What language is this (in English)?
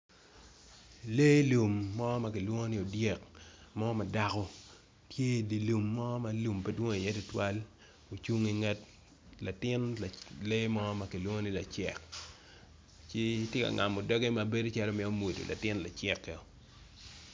Acoli